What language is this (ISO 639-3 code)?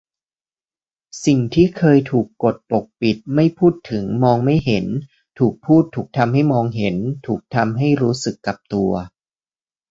tha